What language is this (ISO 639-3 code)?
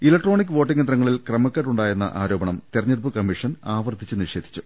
mal